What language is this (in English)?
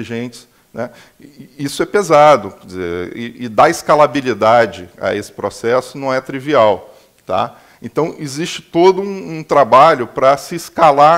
Portuguese